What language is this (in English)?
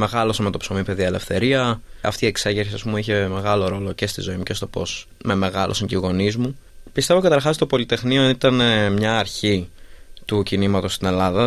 Greek